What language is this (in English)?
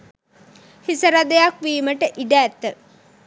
Sinhala